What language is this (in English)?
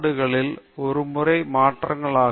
Tamil